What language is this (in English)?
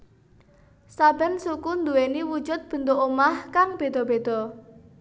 Javanese